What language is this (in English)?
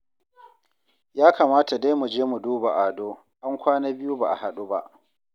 Hausa